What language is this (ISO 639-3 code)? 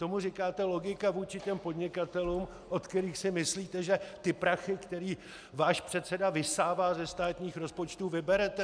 ces